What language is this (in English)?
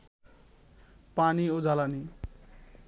Bangla